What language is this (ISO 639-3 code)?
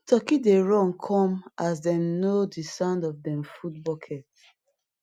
pcm